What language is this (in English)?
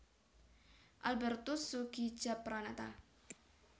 Javanese